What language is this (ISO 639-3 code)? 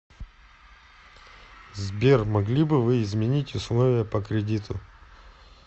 rus